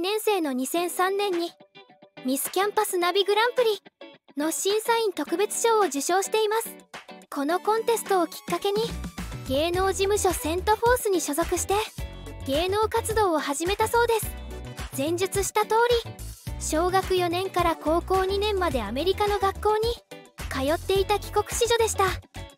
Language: Japanese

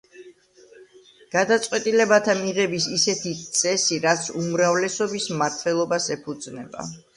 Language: Georgian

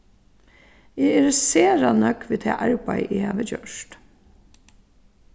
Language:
Faroese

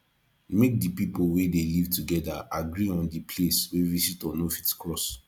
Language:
Nigerian Pidgin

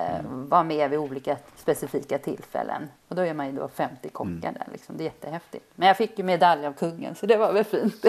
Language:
Swedish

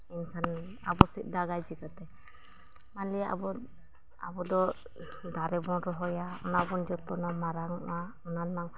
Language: Santali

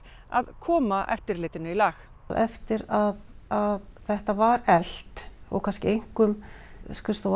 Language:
Icelandic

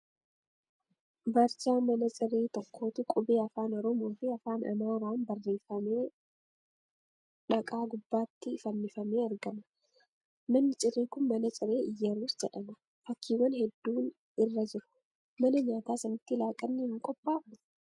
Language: Oromo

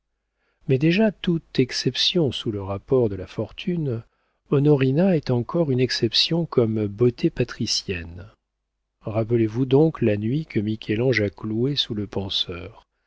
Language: French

